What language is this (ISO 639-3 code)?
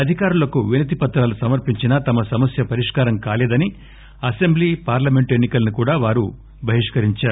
tel